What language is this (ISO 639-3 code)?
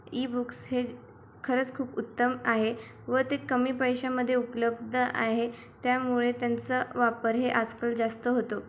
mar